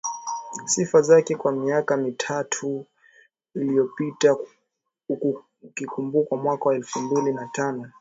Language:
Swahili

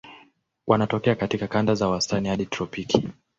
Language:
Swahili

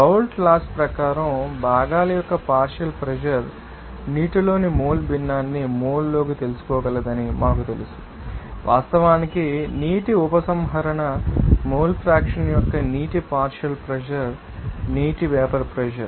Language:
Telugu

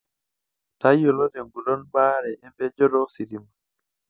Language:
Masai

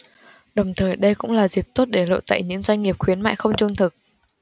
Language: Vietnamese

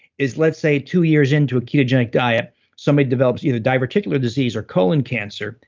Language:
English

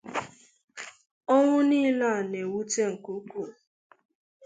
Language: Igbo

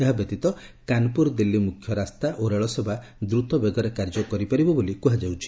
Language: Odia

